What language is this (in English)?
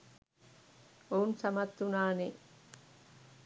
Sinhala